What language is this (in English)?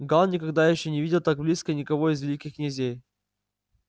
Russian